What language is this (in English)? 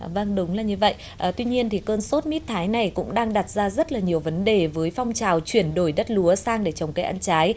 Vietnamese